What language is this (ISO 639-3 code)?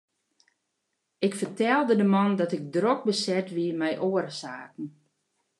fry